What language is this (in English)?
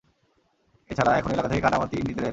Bangla